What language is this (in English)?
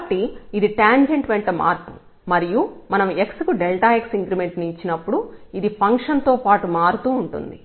Telugu